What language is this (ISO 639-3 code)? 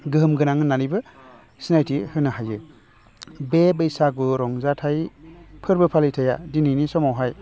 brx